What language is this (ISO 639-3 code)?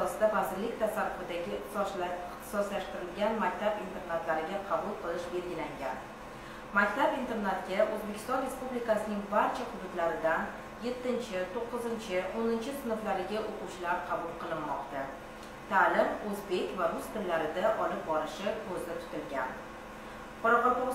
ron